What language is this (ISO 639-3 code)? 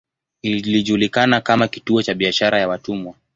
swa